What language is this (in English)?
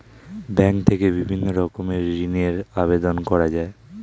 Bangla